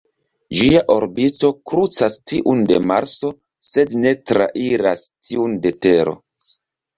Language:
Esperanto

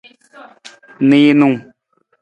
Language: Nawdm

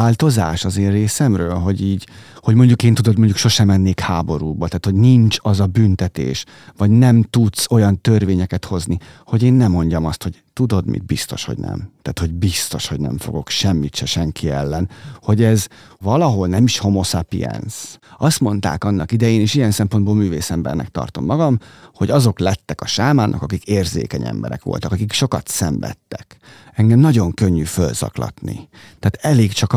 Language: Hungarian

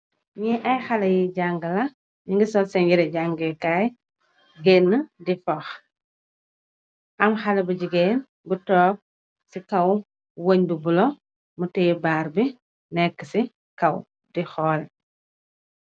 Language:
Wolof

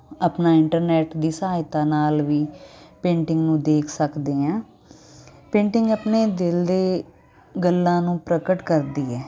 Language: Punjabi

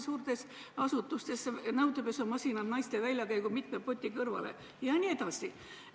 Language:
Estonian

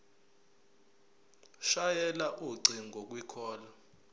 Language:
Zulu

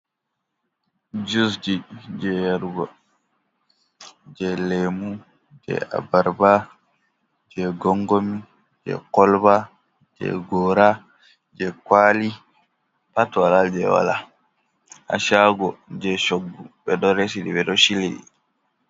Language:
Fula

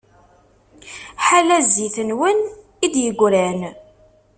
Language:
Kabyle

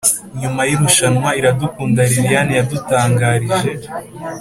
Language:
Kinyarwanda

